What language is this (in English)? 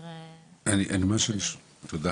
Hebrew